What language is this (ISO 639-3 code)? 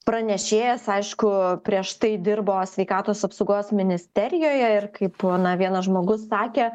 lit